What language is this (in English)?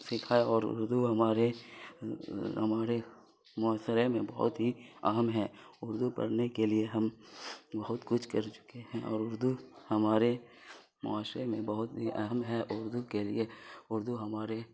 Urdu